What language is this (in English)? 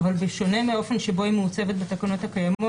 Hebrew